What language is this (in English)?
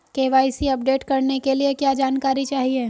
Hindi